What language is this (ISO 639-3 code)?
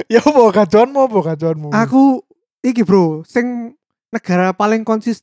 ind